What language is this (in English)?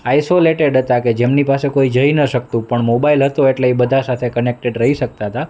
Gujarati